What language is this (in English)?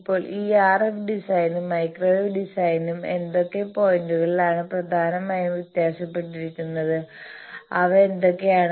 Malayalam